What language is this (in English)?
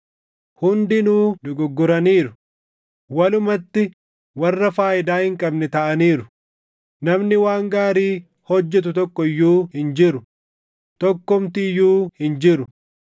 Oromo